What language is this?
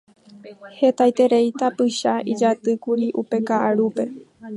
Guarani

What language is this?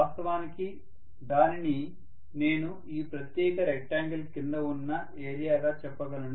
Telugu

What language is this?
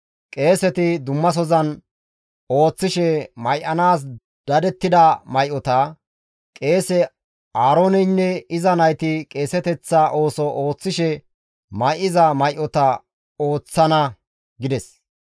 Gamo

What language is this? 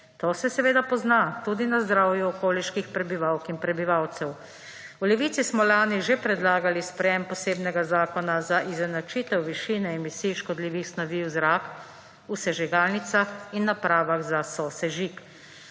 Slovenian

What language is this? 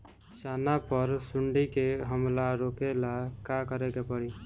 Bhojpuri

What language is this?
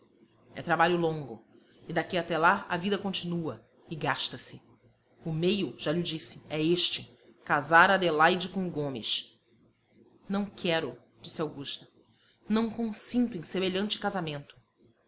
Portuguese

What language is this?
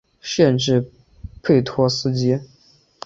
Chinese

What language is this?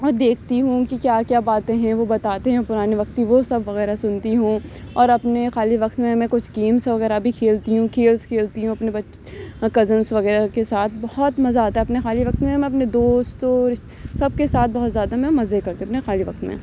Urdu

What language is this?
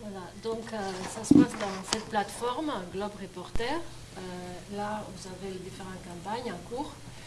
French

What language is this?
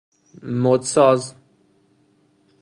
Persian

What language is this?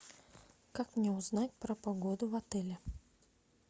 Russian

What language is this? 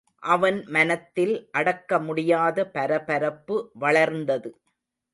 Tamil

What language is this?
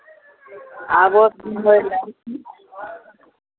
Maithili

